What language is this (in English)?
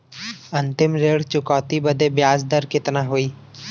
Bhojpuri